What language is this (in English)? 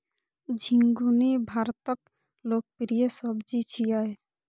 Maithili